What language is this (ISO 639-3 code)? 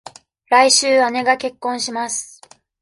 jpn